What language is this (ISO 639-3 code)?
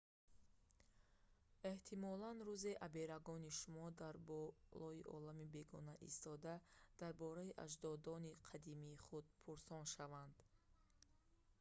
tgk